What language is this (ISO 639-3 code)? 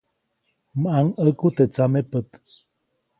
zoc